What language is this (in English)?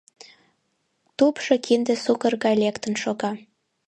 Mari